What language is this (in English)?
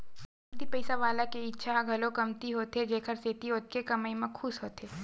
Chhattisgarhi